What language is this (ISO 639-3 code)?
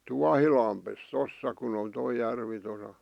fin